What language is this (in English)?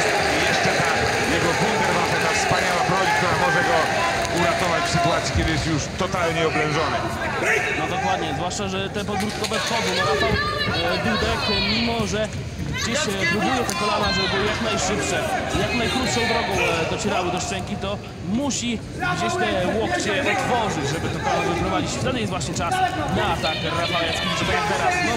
Polish